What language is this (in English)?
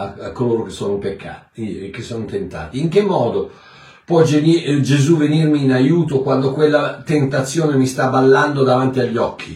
Italian